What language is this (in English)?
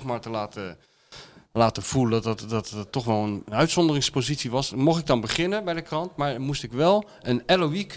Dutch